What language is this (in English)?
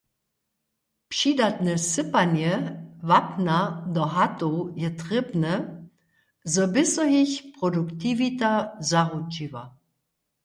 Upper Sorbian